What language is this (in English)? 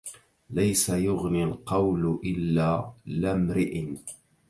Arabic